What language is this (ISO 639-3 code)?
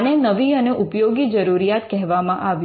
guj